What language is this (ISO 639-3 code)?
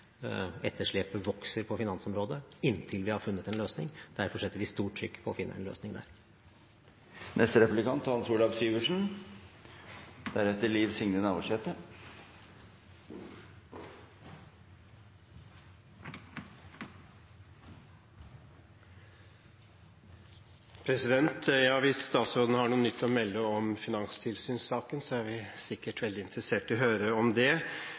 nob